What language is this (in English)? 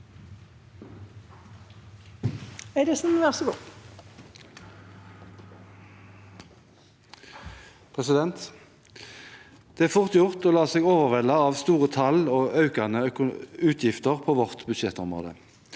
Norwegian